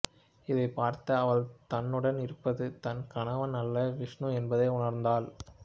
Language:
Tamil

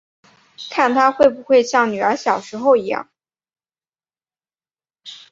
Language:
Chinese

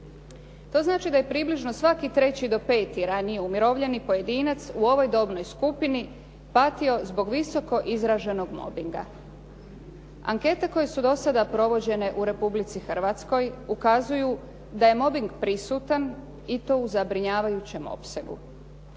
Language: Croatian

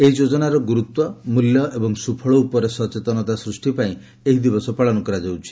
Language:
Odia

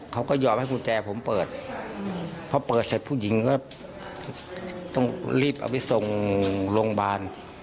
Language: Thai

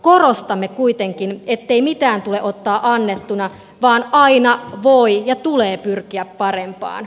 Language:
Finnish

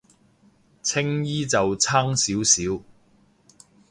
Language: Cantonese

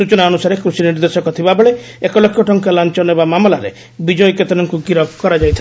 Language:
Odia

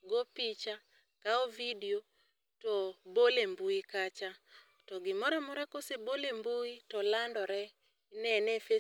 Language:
Luo (Kenya and Tanzania)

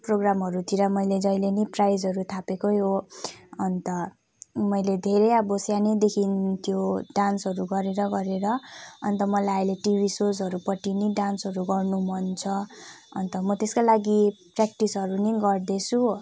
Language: Nepali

